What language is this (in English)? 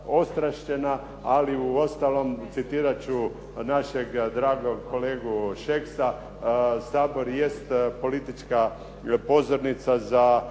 Croatian